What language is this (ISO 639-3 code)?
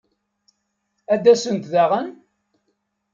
kab